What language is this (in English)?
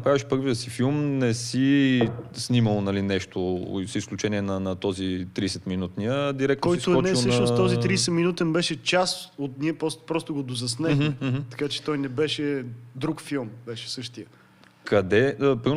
Bulgarian